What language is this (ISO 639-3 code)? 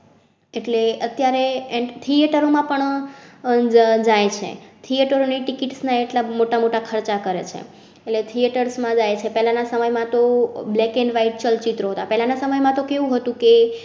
guj